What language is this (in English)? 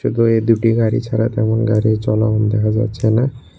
Bangla